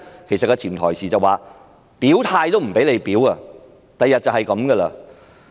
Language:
Cantonese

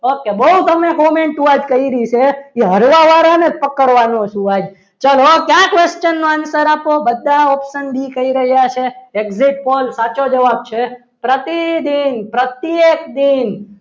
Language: Gujarati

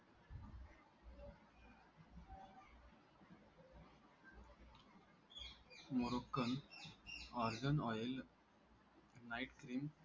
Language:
Marathi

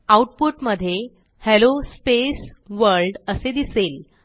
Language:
Marathi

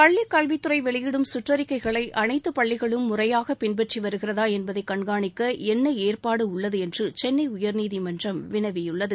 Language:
Tamil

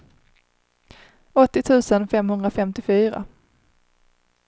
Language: Swedish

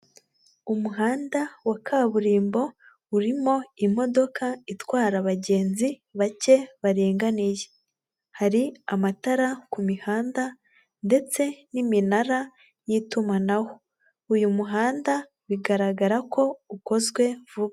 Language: Kinyarwanda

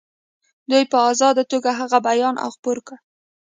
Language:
Pashto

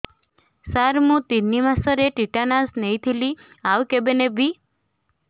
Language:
Odia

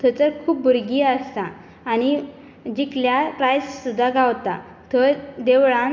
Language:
Konkani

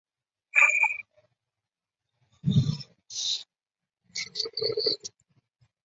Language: Chinese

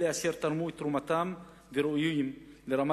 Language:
Hebrew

